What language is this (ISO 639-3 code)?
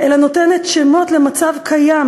heb